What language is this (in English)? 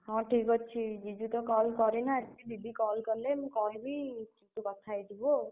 Odia